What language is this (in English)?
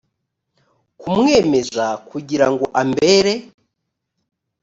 Kinyarwanda